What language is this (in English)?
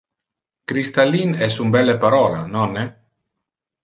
Interlingua